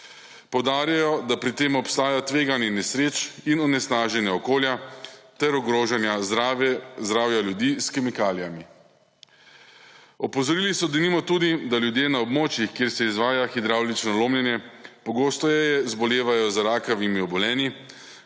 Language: Slovenian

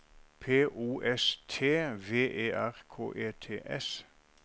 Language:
Norwegian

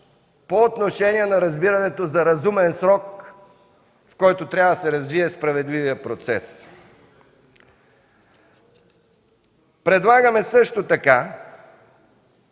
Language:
Bulgarian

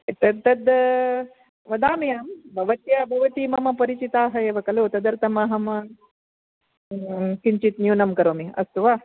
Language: Sanskrit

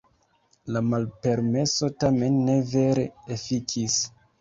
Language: Esperanto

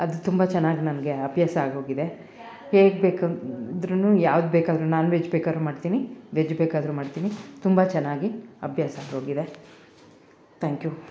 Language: Kannada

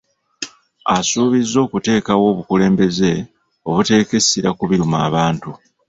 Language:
Ganda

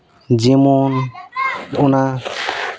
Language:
Santali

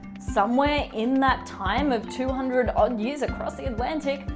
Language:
English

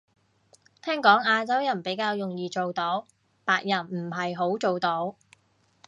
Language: Cantonese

